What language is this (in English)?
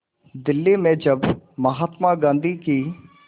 Hindi